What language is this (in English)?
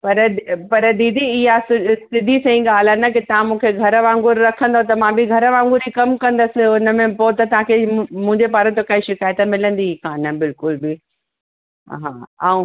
Sindhi